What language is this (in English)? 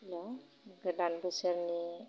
Bodo